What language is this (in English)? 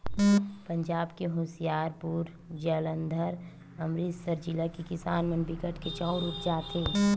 Chhattisgarhi